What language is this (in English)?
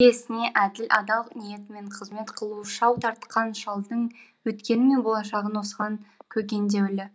Kazakh